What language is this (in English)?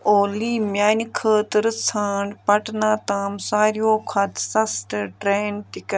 Kashmiri